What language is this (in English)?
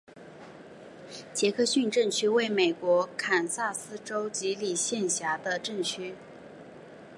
Chinese